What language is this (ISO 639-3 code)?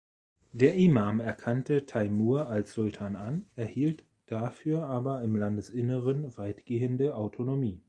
deu